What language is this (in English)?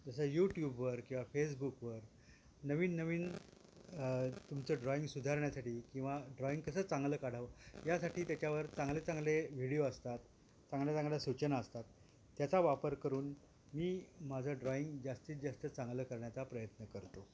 Marathi